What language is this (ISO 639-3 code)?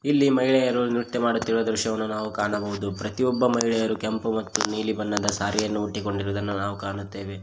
kan